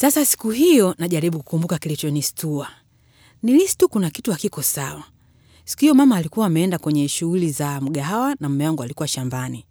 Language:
Swahili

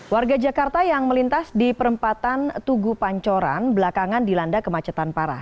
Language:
Indonesian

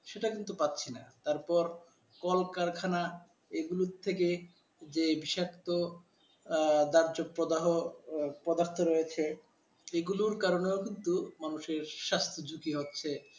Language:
Bangla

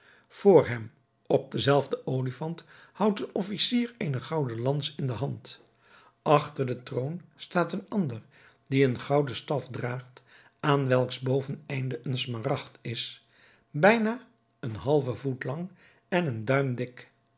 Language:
Dutch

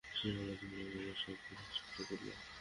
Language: Bangla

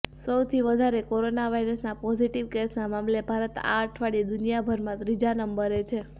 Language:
Gujarati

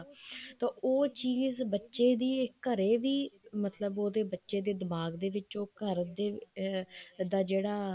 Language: Punjabi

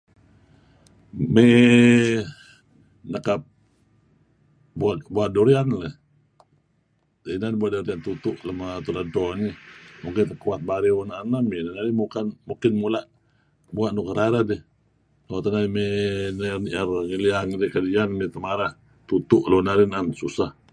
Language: Kelabit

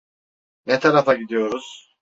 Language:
Turkish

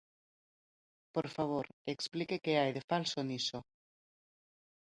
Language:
Galician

